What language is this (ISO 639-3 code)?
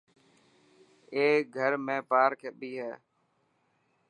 mki